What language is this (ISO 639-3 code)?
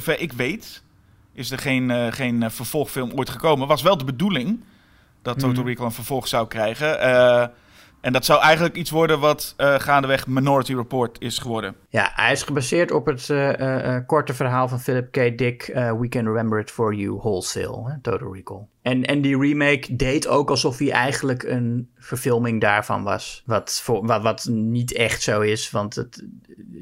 nld